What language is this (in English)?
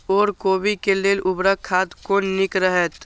Maithili